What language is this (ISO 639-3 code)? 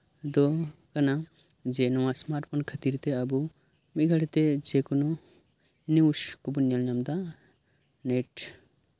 sat